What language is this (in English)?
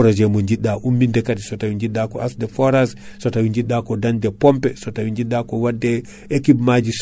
Fula